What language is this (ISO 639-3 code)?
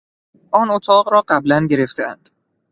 fas